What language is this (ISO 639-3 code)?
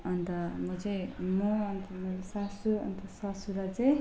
nep